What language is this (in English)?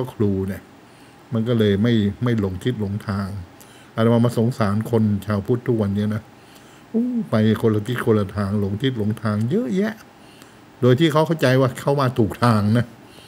Thai